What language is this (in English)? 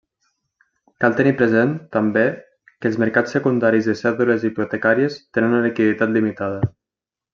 Catalan